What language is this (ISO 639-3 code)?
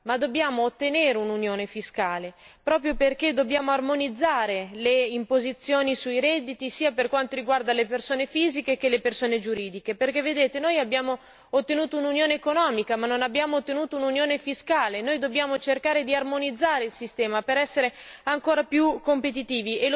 ita